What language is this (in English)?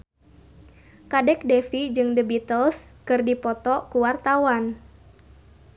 Sundanese